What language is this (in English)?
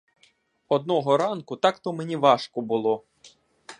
Ukrainian